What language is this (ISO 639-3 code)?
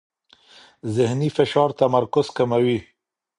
pus